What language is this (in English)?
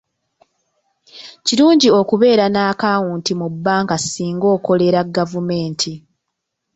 Ganda